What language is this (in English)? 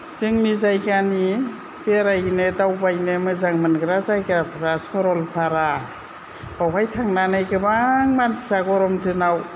Bodo